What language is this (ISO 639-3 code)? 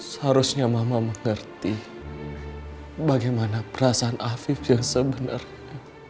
ind